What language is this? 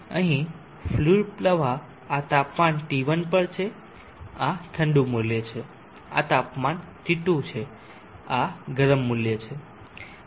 Gujarati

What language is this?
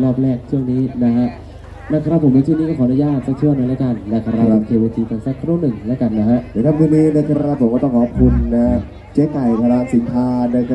Thai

